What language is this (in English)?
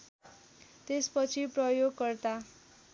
Nepali